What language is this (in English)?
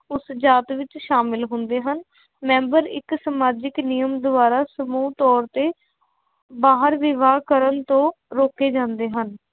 Punjabi